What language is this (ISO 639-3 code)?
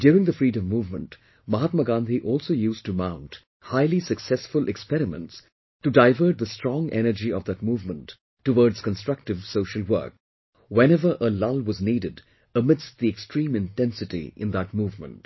eng